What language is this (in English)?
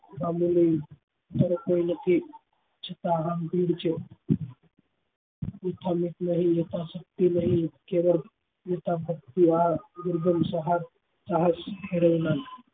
Gujarati